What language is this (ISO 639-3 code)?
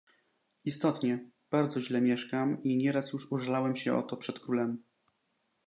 pol